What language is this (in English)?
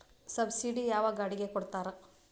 Kannada